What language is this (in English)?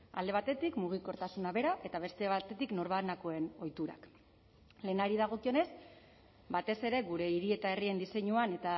Basque